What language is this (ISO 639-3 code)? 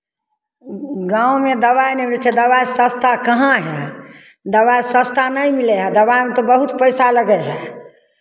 mai